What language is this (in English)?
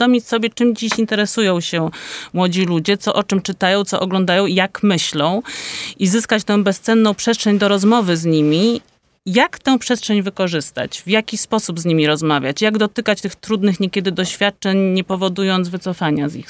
Polish